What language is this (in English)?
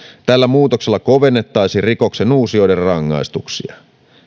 Finnish